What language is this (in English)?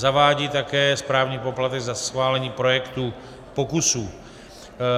Czech